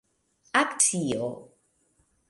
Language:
Esperanto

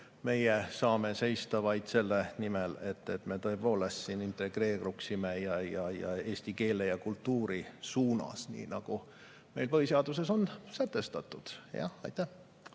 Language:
Estonian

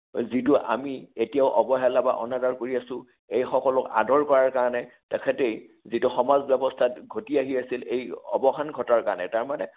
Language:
Assamese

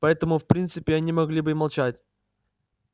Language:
Russian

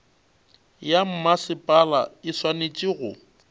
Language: Northern Sotho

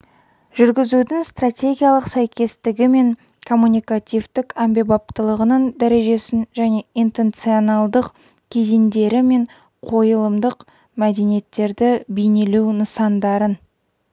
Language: Kazakh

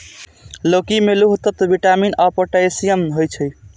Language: Maithili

